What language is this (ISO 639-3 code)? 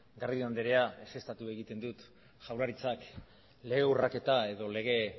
eus